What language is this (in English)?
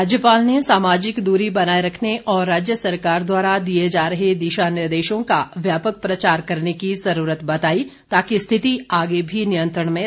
Hindi